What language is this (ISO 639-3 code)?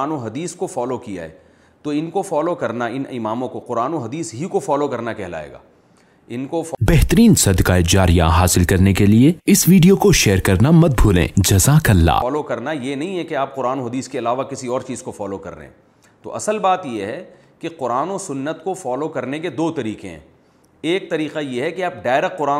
urd